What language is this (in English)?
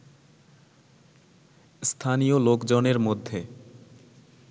Bangla